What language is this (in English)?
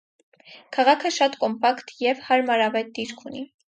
Armenian